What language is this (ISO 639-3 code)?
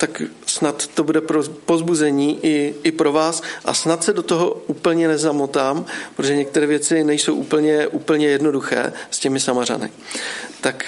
ces